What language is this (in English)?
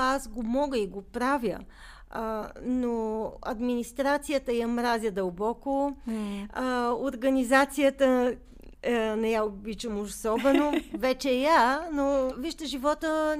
Bulgarian